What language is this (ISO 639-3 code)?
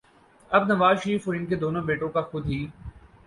urd